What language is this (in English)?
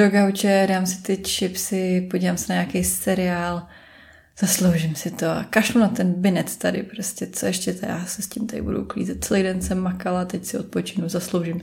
Czech